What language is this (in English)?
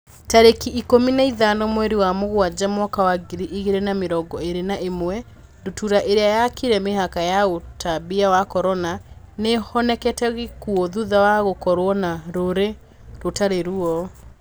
Kikuyu